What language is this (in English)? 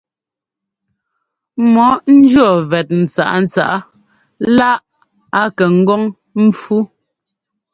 Ngomba